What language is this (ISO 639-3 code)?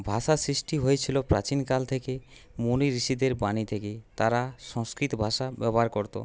ben